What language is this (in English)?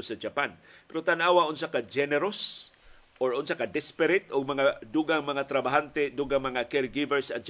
Filipino